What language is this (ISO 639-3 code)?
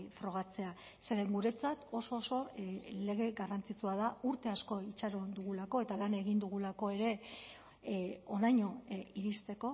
eus